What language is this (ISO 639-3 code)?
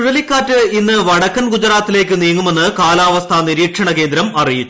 mal